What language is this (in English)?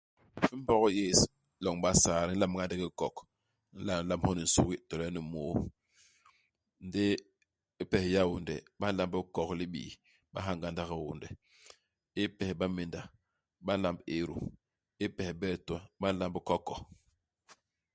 Basaa